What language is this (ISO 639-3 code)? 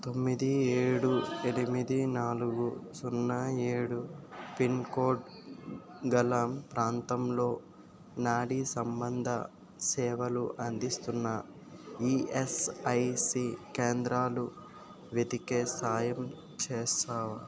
tel